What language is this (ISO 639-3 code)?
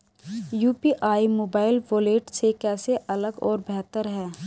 hin